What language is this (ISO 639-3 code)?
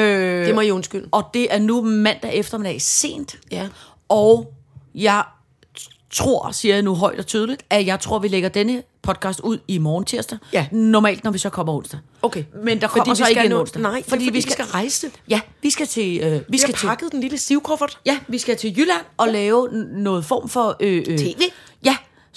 dan